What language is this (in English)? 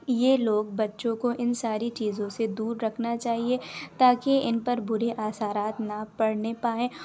Urdu